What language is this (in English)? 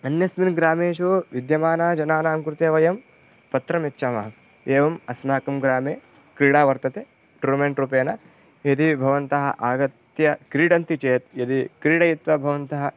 Sanskrit